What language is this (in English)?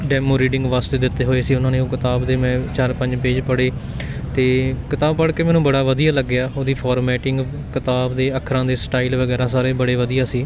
Punjabi